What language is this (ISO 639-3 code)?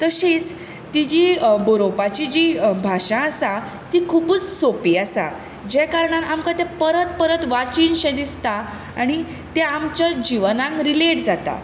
kok